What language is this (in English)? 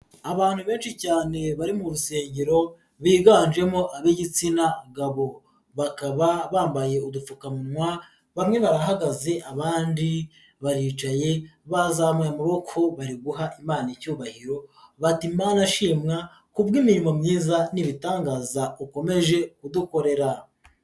Kinyarwanda